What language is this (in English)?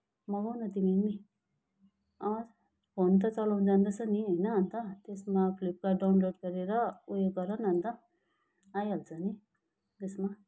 Nepali